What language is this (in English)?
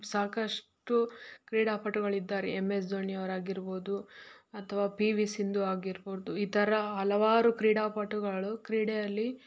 Kannada